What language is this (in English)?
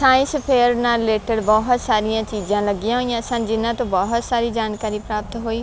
Punjabi